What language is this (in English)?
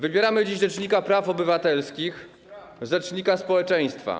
Polish